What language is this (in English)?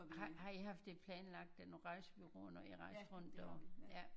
Danish